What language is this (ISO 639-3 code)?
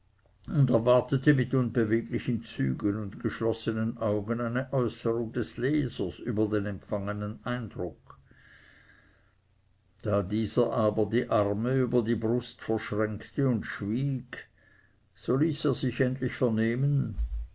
deu